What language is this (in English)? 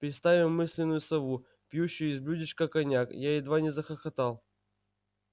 Russian